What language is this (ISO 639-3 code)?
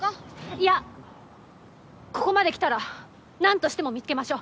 jpn